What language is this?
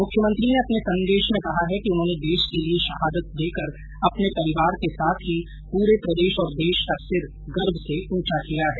Hindi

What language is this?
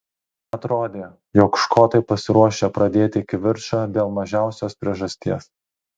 Lithuanian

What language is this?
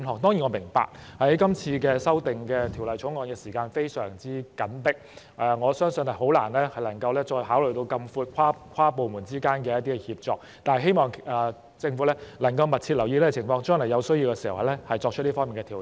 Cantonese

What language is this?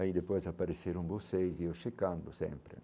Portuguese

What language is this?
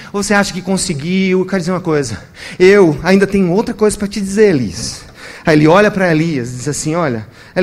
Portuguese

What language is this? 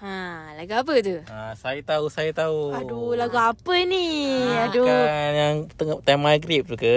Malay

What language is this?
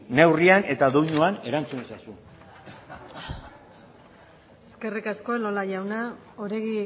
Basque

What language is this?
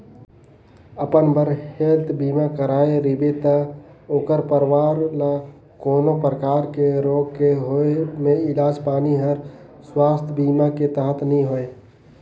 Chhattisgarhi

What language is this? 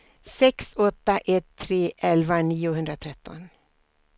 Swedish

